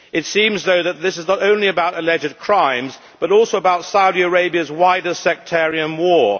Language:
English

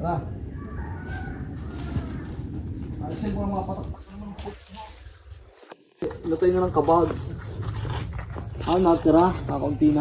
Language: Filipino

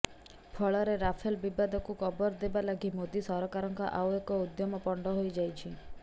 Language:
Odia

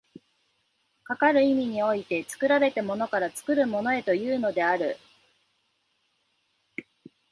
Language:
Japanese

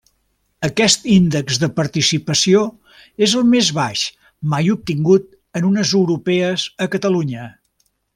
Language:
Catalan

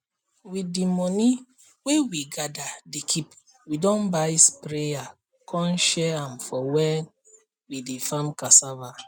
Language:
Nigerian Pidgin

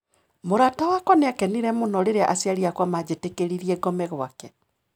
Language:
Kikuyu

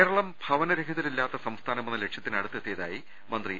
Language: Malayalam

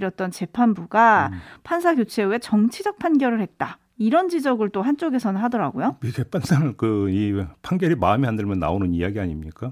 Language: Korean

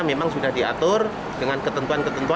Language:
Indonesian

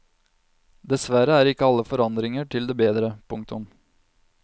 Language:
Norwegian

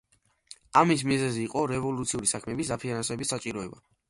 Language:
Georgian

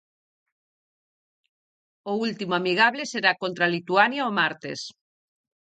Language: Galician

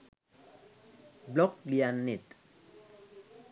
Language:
Sinhala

